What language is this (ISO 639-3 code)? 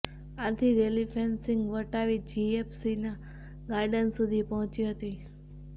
guj